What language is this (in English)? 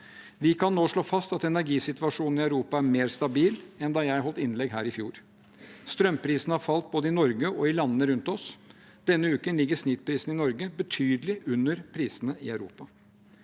Norwegian